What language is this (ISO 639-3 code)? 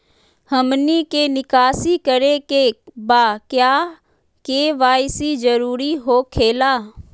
mag